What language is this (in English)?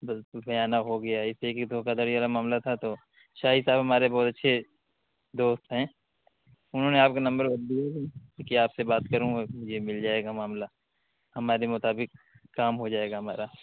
Urdu